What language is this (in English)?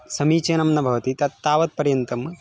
Sanskrit